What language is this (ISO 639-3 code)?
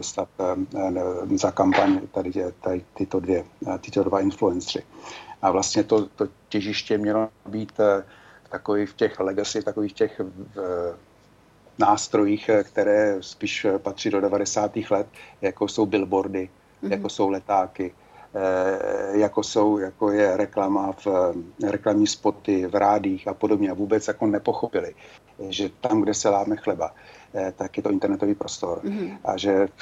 ces